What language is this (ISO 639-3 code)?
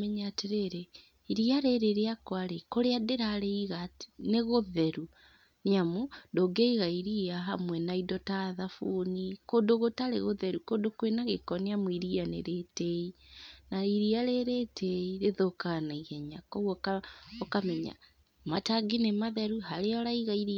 kik